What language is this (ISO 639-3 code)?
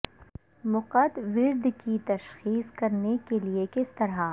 urd